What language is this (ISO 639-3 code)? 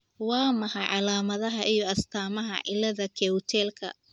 som